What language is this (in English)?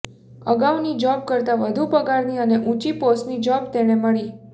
Gujarati